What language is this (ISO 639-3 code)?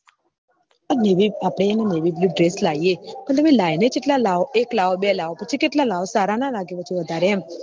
guj